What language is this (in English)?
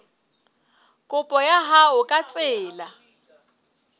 Southern Sotho